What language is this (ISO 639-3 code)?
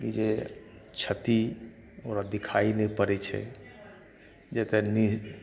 mai